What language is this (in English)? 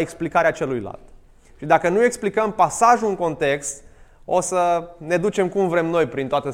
Romanian